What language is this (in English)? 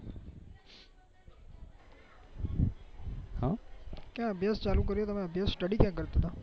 Gujarati